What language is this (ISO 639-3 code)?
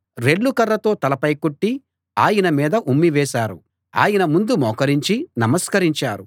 tel